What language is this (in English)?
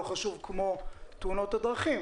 Hebrew